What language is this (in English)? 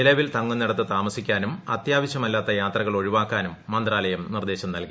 Malayalam